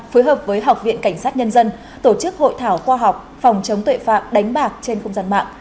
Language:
Vietnamese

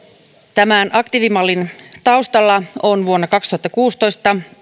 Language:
Finnish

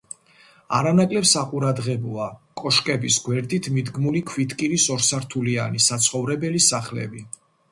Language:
Georgian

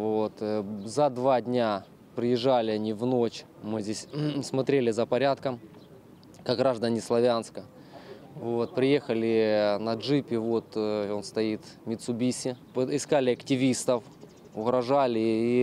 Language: Russian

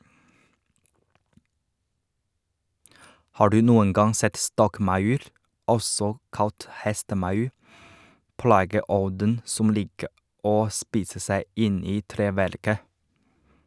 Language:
Norwegian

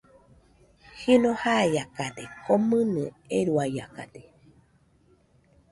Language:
Nüpode Huitoto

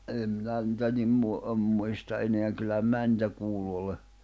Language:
Finnish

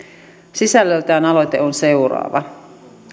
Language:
Finnish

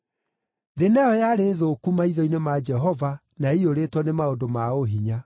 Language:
Kikuyu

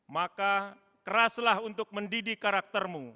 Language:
Indonesian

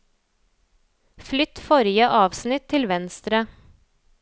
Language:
Norwegian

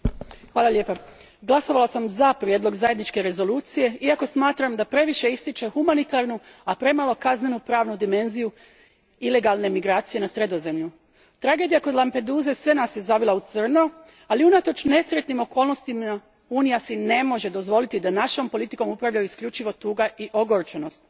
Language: Croatian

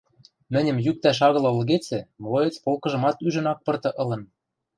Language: Western Mari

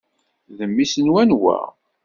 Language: Kabyle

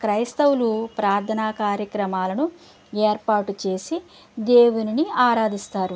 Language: Telugu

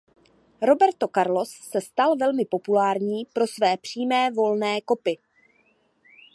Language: Czech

